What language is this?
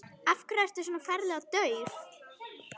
Icelandic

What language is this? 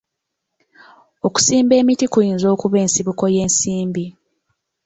Ganda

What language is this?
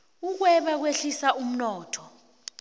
South Ndebele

